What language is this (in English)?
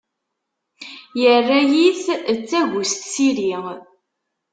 Kabyle